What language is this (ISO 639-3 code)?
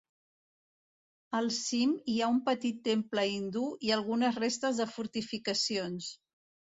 cat